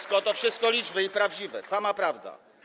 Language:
Polish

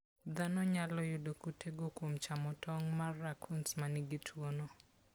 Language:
Luo (Kenya and Tanzania)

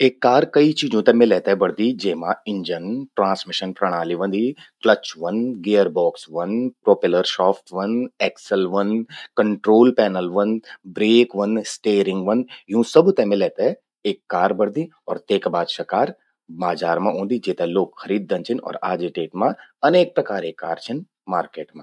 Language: Garhwali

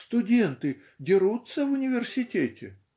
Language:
Russian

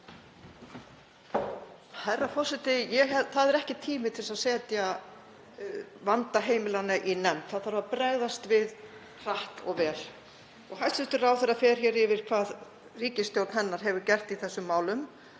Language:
Icelandic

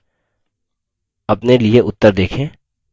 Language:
Hindi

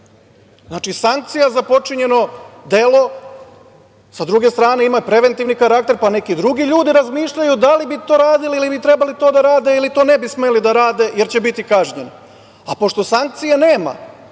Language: Serbian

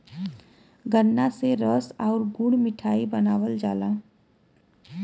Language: Bhojpuri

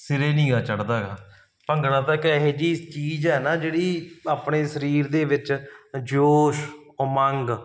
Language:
Punjabi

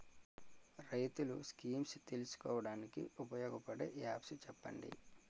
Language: Telugu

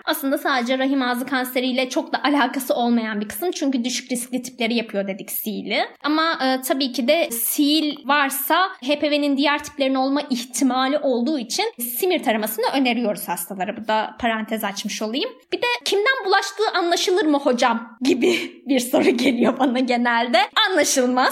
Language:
Turkish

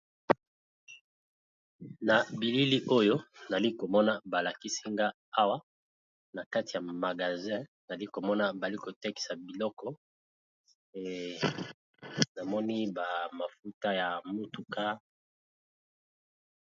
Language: Lingala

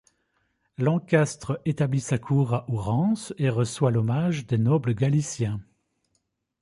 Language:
French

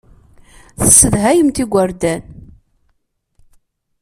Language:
Kabyle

